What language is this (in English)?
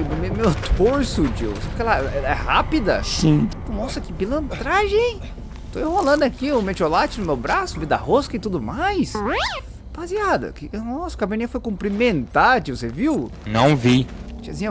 Portuguese